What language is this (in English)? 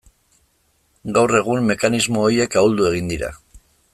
Basque